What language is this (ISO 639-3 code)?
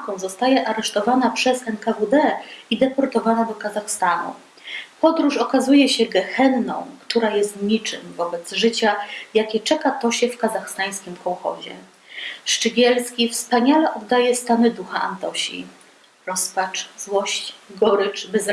pol